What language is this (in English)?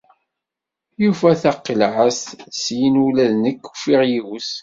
Kabyle